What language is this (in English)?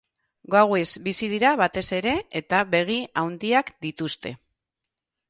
Basque